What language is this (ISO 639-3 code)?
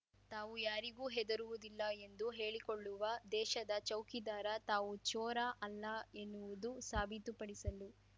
kan